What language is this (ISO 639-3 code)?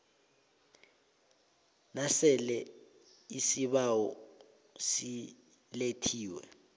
nbl